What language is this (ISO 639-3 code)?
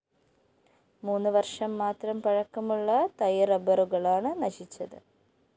mal